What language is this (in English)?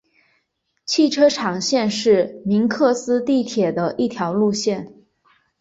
Chinese